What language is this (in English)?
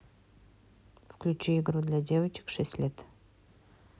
Russian